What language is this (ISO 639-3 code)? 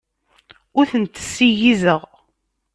kab